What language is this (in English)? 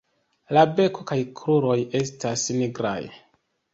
Esperanto